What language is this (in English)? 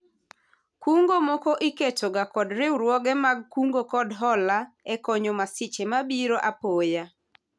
Luo (Kenya and Tanzania)